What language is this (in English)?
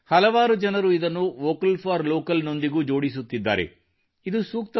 Kannada